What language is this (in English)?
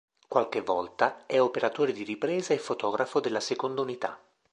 Italian